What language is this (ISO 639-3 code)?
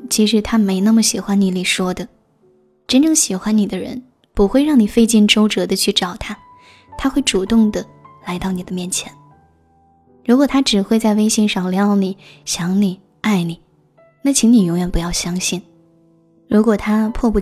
zho